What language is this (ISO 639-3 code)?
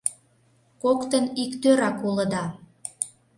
chm